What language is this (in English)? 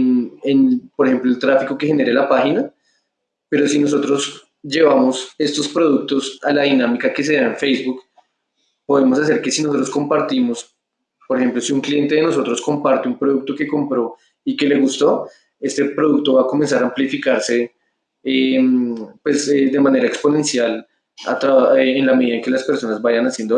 Spanish